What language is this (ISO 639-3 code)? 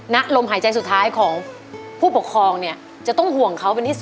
tha